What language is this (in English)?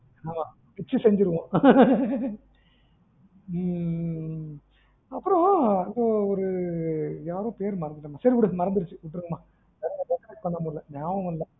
Tamil